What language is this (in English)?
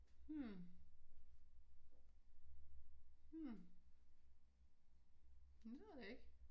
Danish